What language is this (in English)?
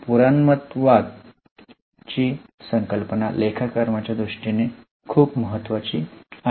Marathi